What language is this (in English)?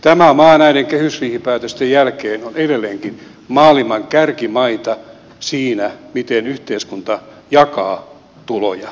Finnish